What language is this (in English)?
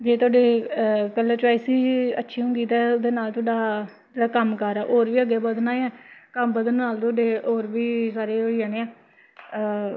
Dogri